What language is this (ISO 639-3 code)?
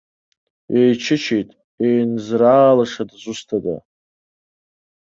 abk